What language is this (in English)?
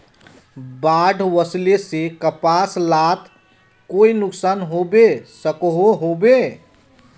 Magahi